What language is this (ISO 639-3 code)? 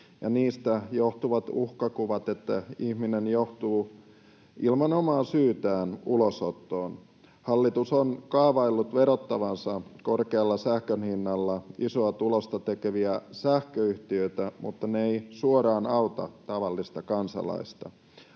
fin